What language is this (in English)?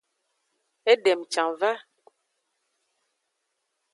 Aja (Benin)